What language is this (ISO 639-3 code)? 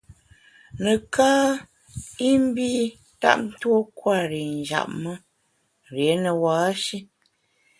bax